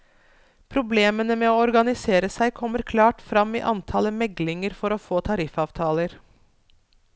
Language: Norwegian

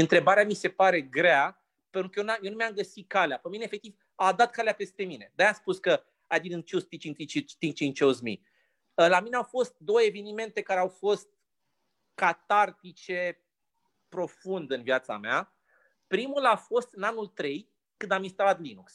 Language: Romanian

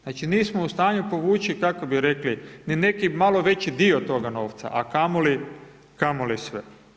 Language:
Croatian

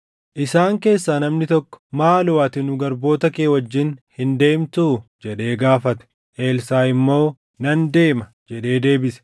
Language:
Oromo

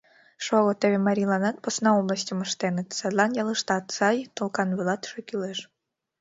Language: Mari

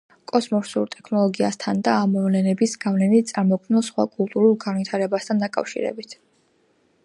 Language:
Georgian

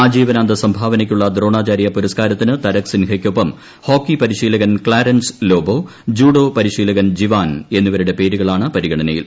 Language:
Malayalam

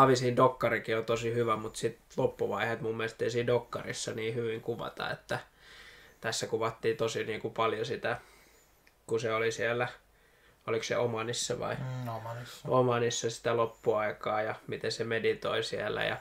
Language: Finnish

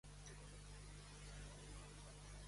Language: Spanish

